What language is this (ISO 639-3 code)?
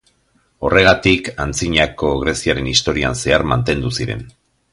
eus